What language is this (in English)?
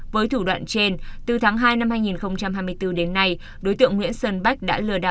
Vietnamese